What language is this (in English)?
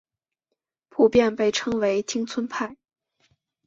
Chinese